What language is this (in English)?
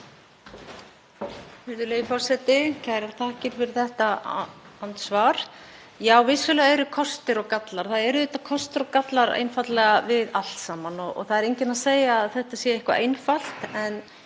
Icelandic